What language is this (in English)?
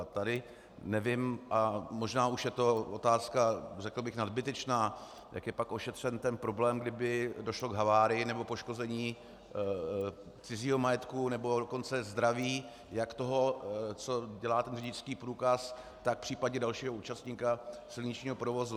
Czech